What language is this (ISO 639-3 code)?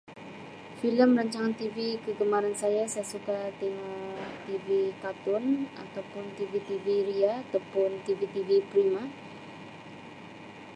msi